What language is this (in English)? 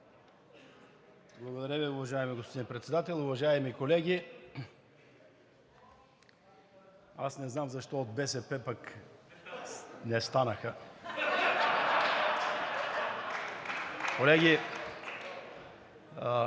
Bulgarian